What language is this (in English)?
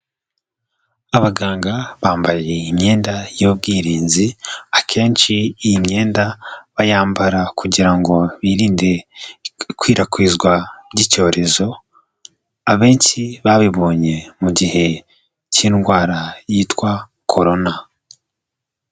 Kinyarwanda